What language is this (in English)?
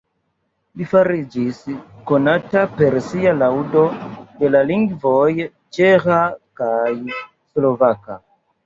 Esperanto